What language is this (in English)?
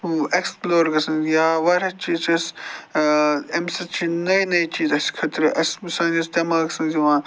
Kashmiri